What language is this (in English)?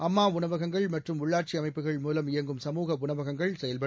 Tamil